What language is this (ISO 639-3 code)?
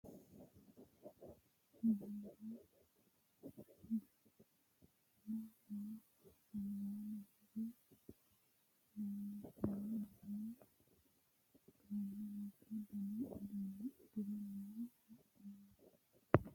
sid